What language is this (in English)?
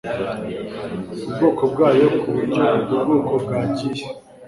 Kinyarwanda